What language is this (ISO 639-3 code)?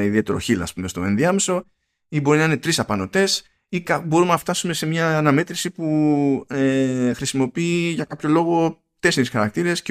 ell